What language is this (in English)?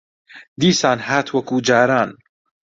Central Kurdish